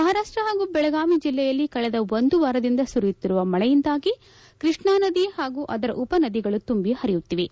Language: Kannada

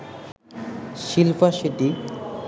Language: Bangla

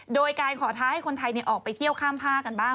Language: Thai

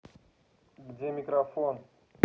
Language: Russian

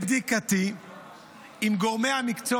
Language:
Hebrew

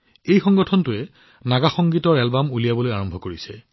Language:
Assamese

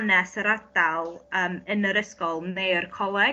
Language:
Welsh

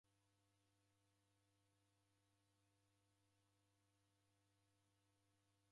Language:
Taita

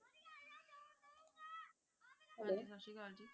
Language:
Punjabi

